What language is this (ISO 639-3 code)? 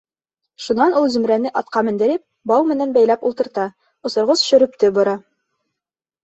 bak